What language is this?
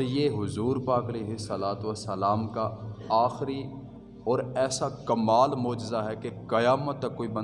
Urdu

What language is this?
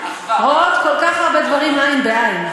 Hebrew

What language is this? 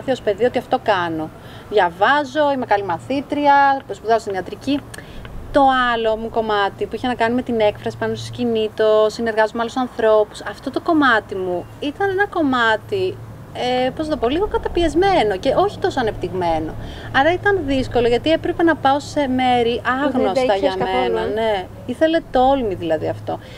Greek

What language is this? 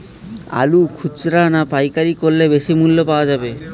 Bangla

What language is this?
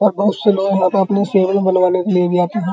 Hindi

